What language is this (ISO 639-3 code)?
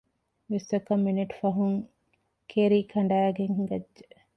div